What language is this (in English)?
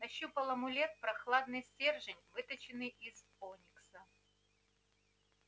Russian